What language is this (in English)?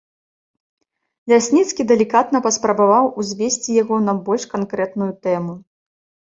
Belarusian